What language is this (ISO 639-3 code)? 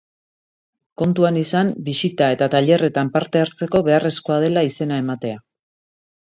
eus